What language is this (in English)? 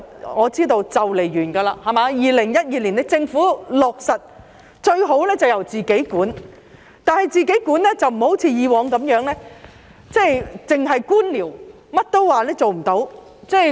Cantonese